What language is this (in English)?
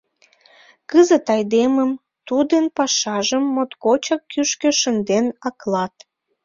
Mari